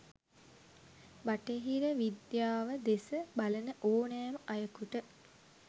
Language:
Sinhala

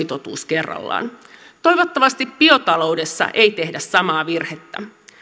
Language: Finnish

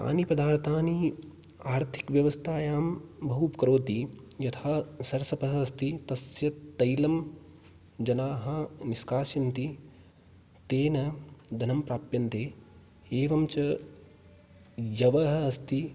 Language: Sanskrit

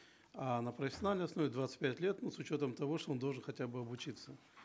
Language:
Kazakh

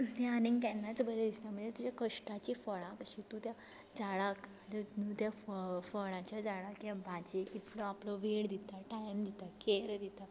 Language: Konkani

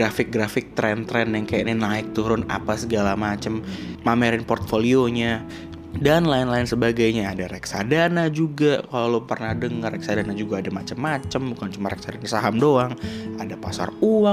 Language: Indonesian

